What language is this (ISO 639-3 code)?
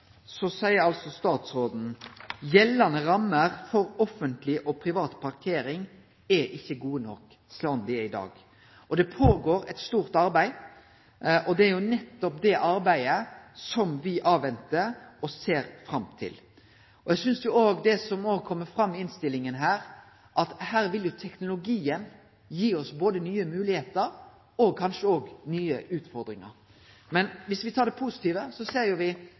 nno